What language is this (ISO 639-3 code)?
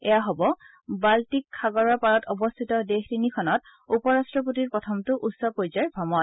asm